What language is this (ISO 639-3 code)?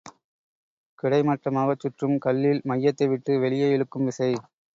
tam